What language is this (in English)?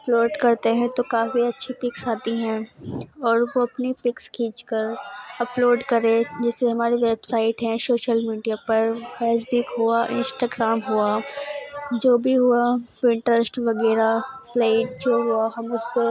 Urdu